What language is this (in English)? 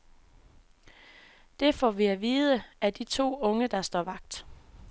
Danish